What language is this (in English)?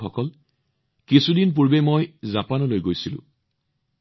Assamese